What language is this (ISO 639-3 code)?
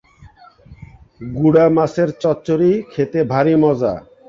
ben